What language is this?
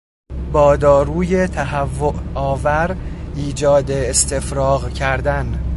Persian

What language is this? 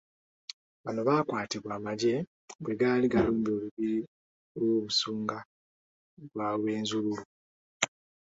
Ganda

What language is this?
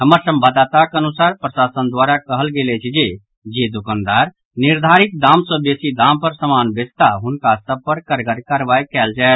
Maithili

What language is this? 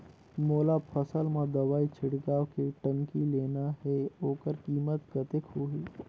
Chhattisgarhi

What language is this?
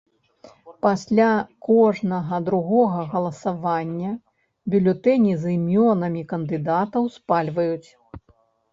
Belarusian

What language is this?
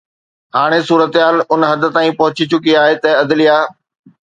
Sindhi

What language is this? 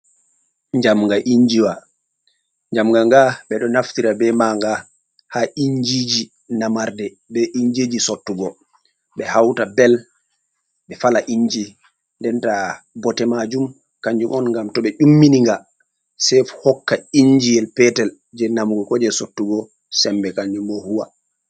Fula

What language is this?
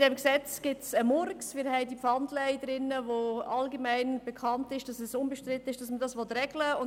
Swiss German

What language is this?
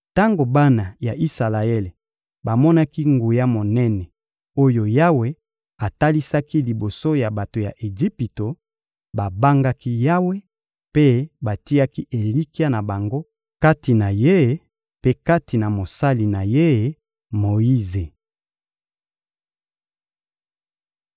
Lingala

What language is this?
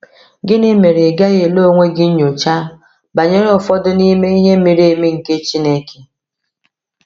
Igbo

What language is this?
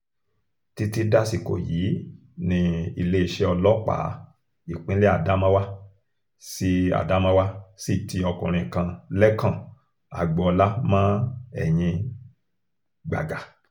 Yoruba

